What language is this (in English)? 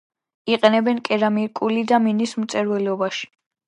Georgian